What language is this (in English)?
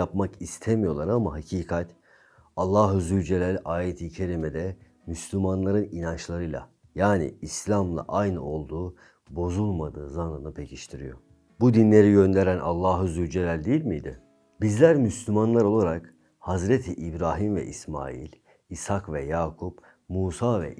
Turkish